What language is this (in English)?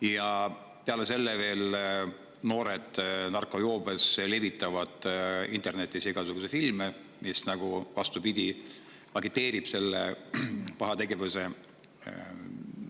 Estonian